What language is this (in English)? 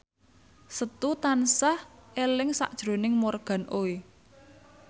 Javanese